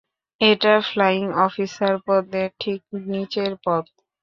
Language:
Bangla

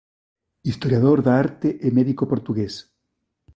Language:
Galician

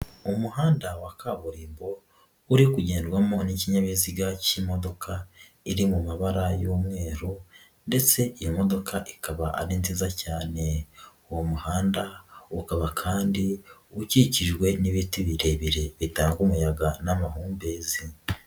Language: Kinyarwanda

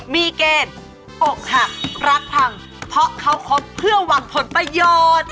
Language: Thai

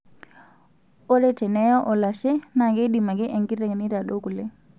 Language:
Masai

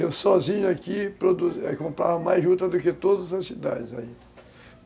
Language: Portuguese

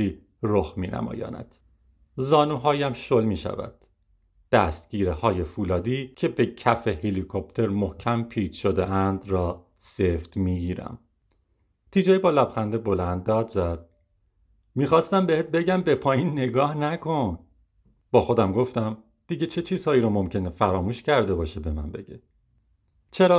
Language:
Persian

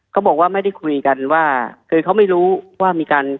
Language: Thai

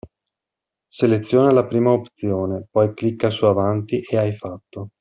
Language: Italian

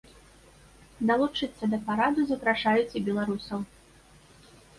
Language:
Belarusian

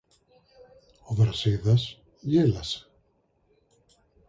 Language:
Greek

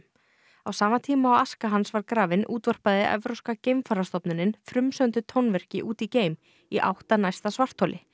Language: Icelandic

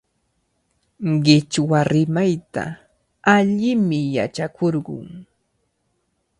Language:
Cajatambo North Lima Quechua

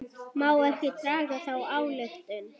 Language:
Icelandic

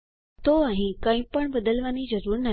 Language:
Gujarati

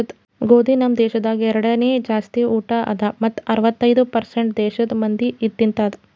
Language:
Kannada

